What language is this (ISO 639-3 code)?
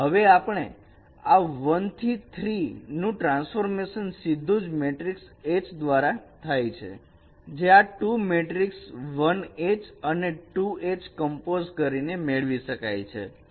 guj